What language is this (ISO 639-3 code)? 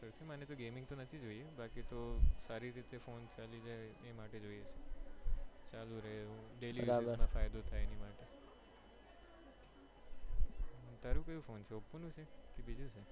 guj